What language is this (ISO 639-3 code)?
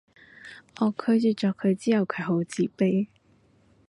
yue